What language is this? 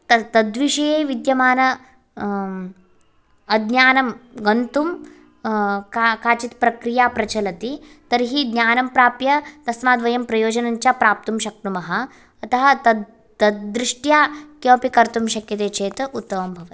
Sanskrit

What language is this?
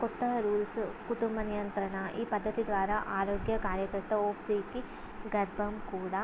Telugu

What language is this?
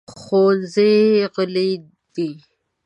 Pashto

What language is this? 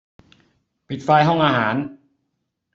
Thai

